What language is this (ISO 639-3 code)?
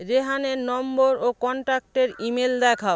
ben